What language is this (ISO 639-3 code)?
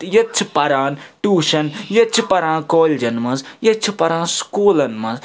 kas